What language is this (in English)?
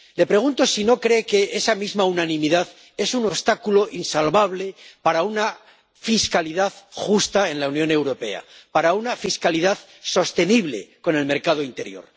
Spanish